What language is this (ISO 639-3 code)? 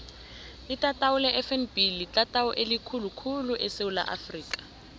nbl